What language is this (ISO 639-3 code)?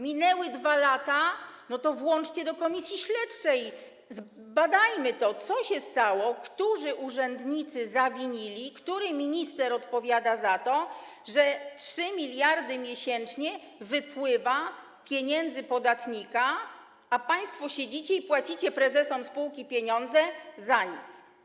pol